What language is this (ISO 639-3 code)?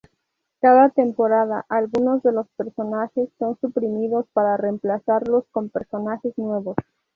spa